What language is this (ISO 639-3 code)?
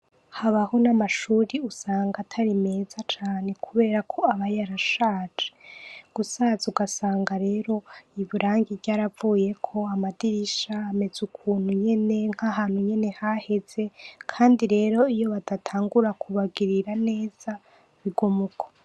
run